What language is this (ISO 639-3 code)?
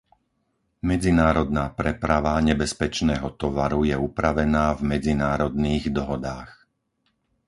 slk